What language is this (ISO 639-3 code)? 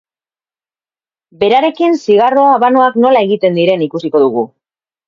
eus